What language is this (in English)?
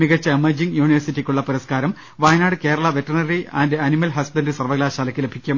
Malayalam